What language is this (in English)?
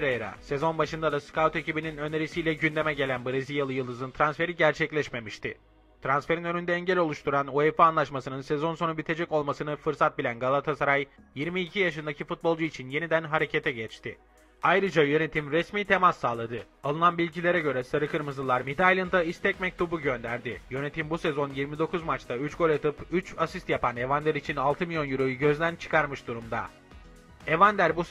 Turkish